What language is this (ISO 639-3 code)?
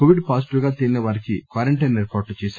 tel